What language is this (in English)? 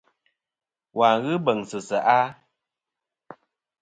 Kom